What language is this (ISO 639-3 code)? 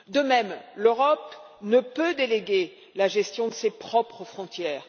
fra